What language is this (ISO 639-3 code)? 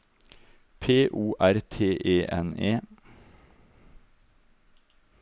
nor